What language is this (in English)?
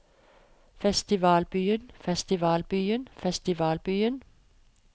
Norwegian